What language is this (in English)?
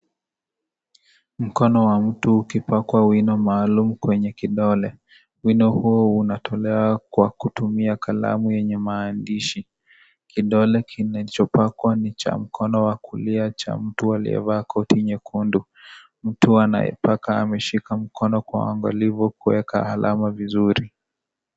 Swahili